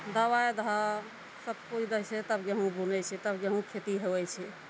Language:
Maithili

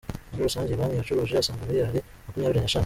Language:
Kinyarwanda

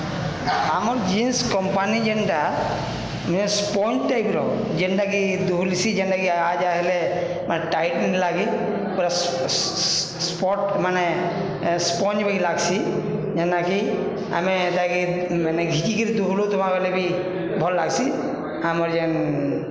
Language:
Odia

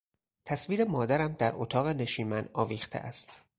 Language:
Persian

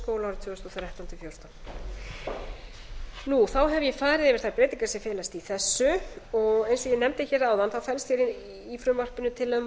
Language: Icelandic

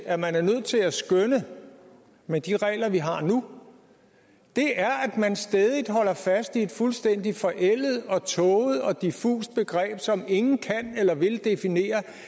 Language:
Danish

